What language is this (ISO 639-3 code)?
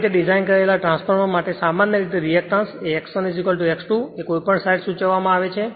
guj